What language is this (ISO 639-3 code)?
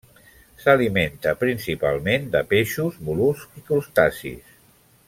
cat